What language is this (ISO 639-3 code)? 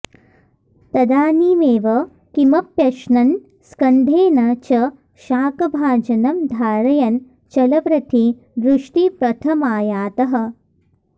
san